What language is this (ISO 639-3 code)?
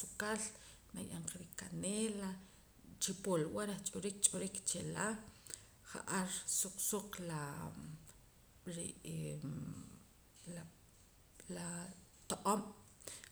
poc